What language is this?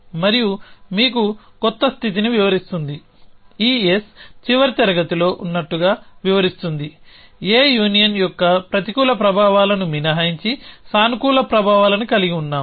Telugu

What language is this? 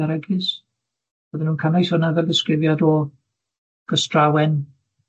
Welsh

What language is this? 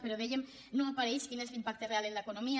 Catalan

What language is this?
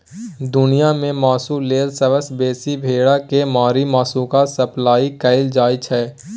Maithili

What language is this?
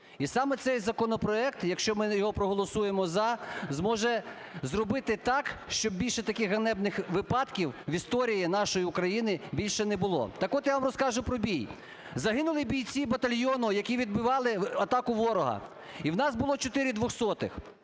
Ukrainian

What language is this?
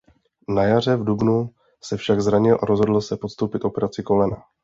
Czech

